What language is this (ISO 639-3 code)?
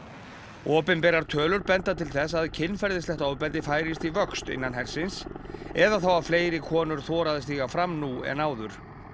isl